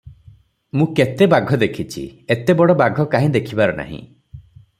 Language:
Odia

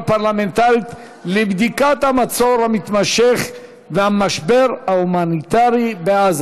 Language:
Hebrew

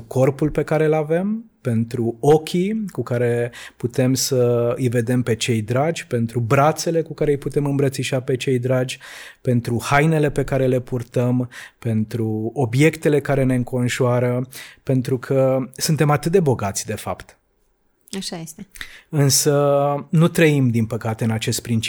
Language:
Romanian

